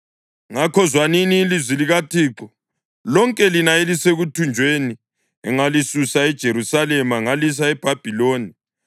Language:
North Ndebele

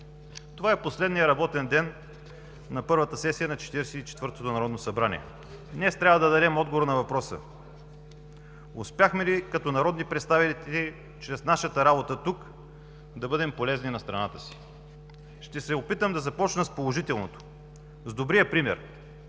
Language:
Bulgarian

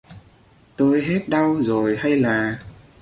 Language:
Vietnamese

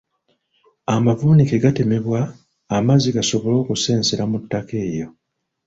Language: Ganda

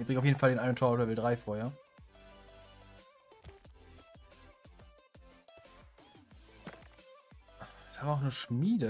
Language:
German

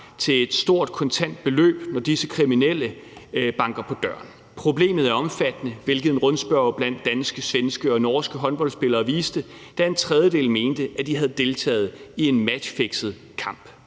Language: Danish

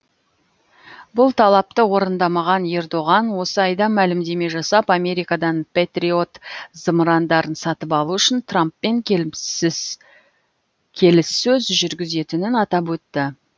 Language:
Kazakh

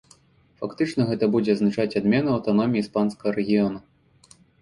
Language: Belarusian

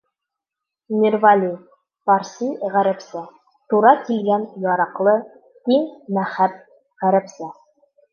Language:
Bashkir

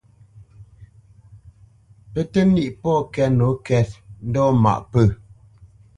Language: Bamenyam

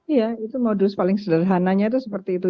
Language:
Indonesian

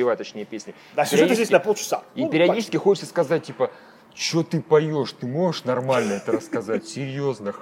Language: Russian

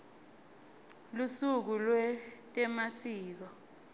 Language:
Swati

